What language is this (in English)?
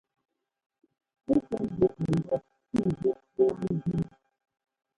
Ngomba